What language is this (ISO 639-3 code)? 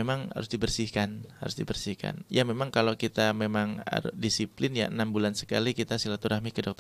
ind